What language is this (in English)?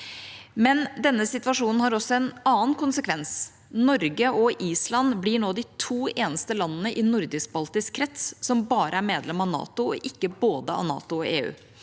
Norwegian